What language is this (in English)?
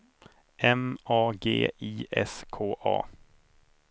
Swedish